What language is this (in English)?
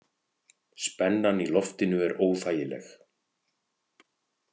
Icelandic